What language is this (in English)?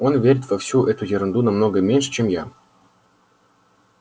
Russian